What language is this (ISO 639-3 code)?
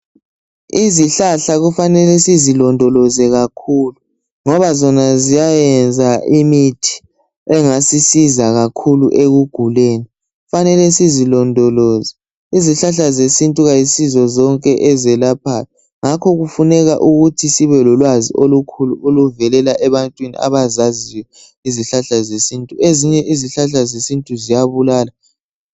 nde